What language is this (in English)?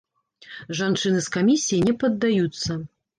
Belarusian